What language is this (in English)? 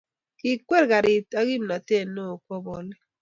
Kalenjin